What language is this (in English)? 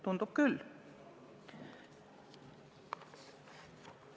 Estonian